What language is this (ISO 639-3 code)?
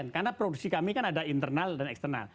ind